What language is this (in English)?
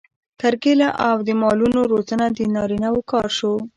Pashto